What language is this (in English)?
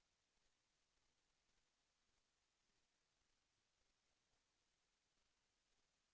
Thai